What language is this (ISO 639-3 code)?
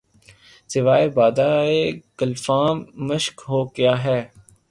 urd